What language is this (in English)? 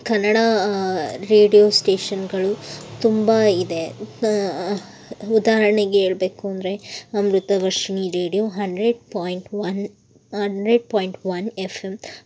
Kannada